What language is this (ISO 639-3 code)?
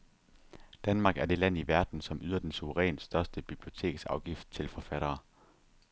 dan